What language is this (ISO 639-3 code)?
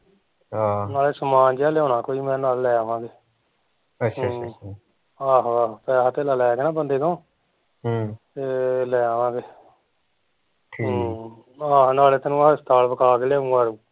pan